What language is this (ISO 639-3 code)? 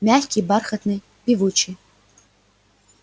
rus